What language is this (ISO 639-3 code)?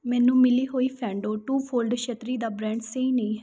pan